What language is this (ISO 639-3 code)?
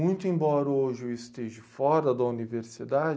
por